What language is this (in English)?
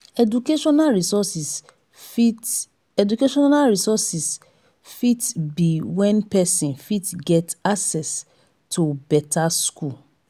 Nigerian Pidgin